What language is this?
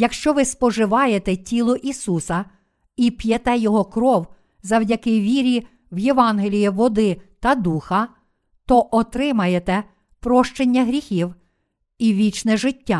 Ukrainian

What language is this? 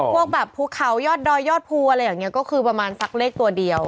Thai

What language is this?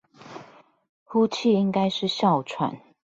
Chinese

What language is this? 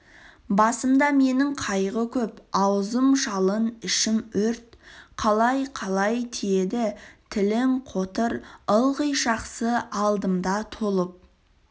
Kazakh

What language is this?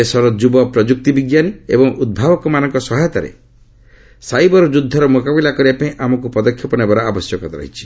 Odia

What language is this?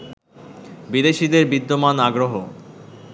Bangla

